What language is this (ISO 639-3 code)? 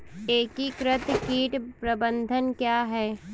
hin